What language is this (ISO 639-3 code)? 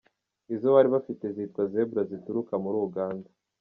kin